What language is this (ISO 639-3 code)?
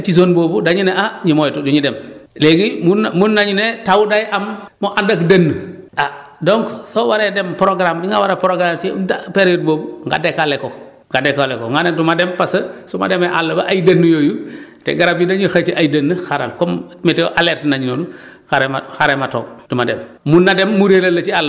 wol